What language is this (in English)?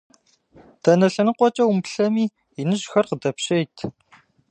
Kabardian